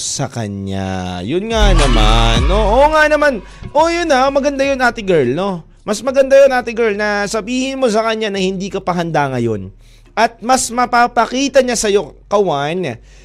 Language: Filipino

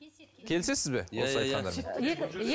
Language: Kazakh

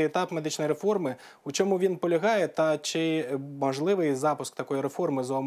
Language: Ukrainian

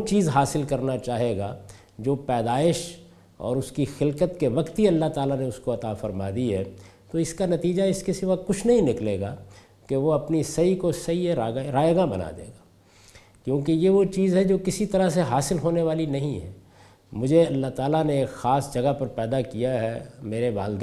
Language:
Urdu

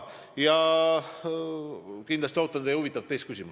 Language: Estonian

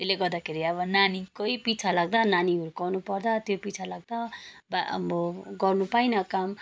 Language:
Nepali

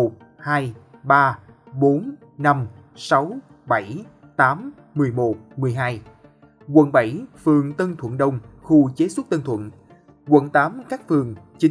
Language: Vietnamese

